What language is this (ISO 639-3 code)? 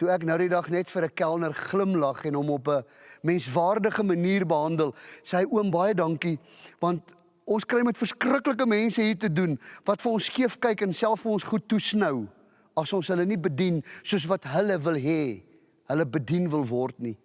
nld